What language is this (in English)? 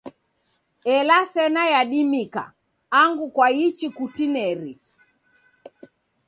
Taita